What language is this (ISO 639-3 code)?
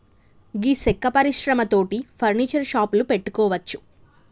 tel